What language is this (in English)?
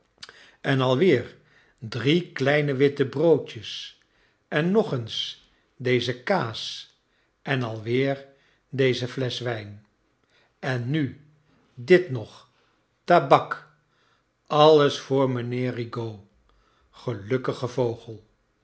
Dutch